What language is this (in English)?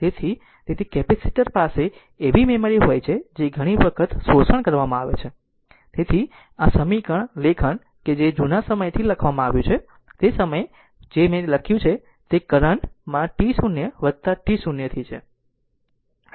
Gujarati